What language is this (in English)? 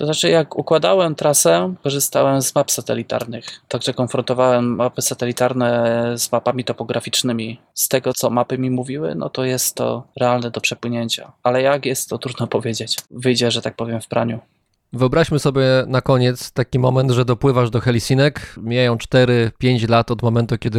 Polish